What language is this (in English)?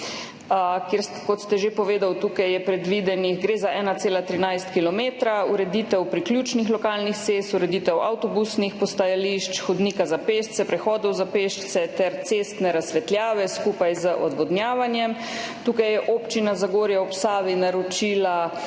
Slovenian